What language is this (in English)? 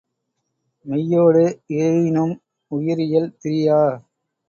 Tamil